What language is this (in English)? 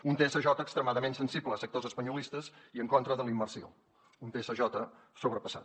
Catalan